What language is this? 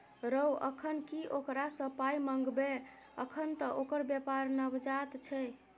Maithili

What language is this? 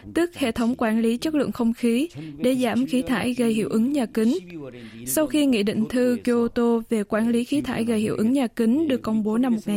Vietnamese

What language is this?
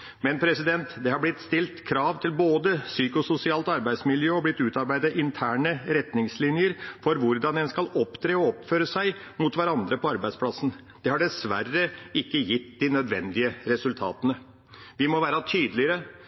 Norwegian Bokmål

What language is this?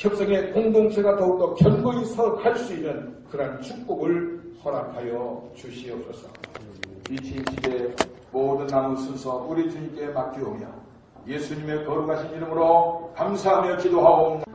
Korean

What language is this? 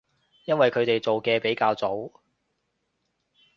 Cantonese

